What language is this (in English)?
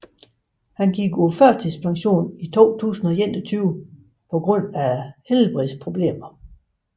Danish